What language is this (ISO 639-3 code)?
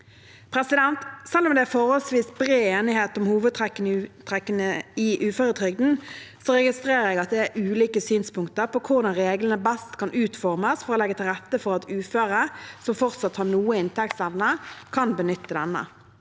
nor